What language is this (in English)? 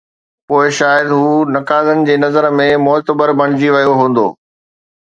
Sindhi